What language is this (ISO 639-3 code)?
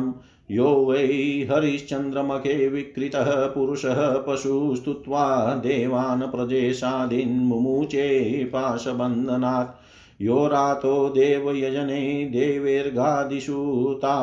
hin